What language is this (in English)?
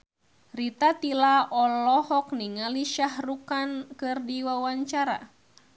Sundanese